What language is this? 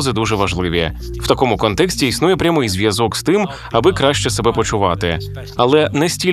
Ukrainian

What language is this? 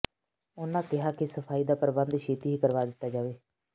Punjabi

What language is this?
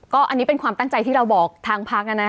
Thai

